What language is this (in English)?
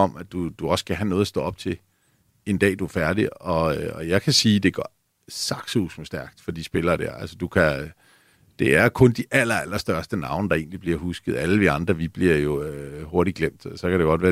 Danish